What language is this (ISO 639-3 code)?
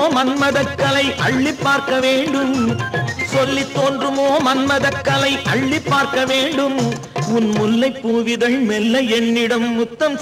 tam